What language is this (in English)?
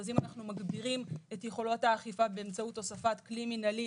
Hebrew